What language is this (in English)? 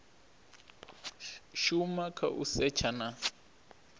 Venda